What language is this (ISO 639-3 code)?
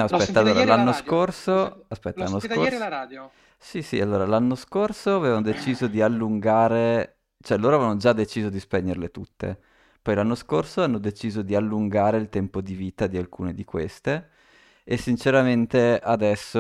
ita